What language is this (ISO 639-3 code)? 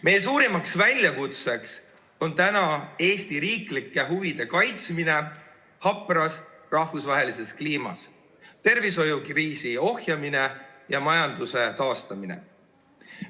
est